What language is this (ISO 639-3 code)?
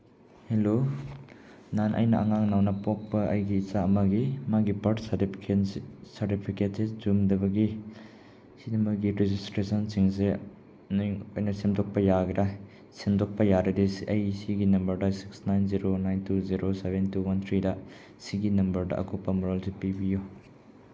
mni